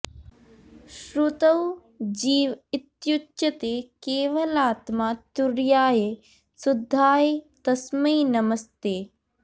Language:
Sanskrit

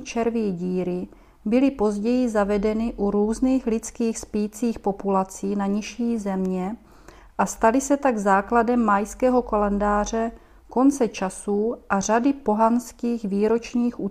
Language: Czech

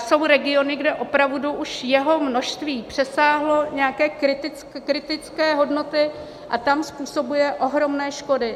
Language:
Czech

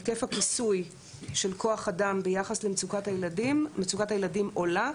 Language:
Hebrew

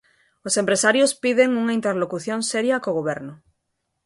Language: Galician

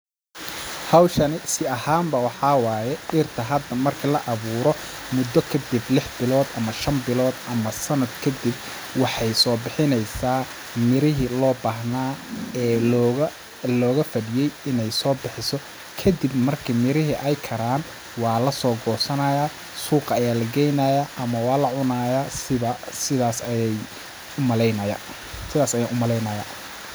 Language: Somali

